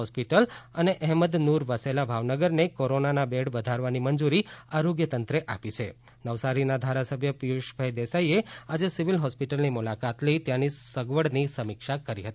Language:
Gujarati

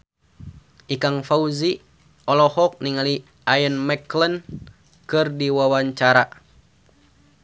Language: Sundanese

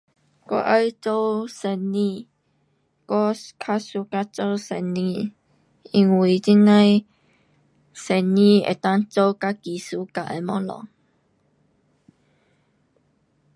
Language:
Pu-Xian Chinese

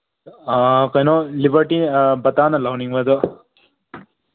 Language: Manipuri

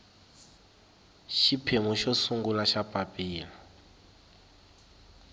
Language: Tsonga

